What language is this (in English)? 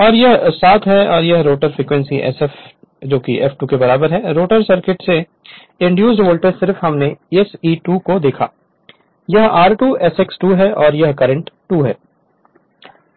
Hindi